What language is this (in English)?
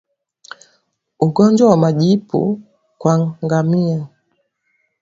Swahili